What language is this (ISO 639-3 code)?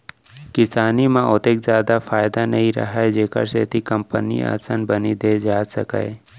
hne